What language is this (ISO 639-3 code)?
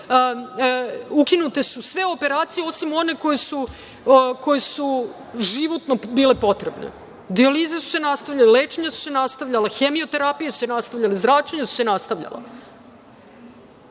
srp